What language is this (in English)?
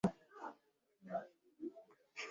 Swahili